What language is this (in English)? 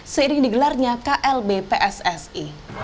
Indonesian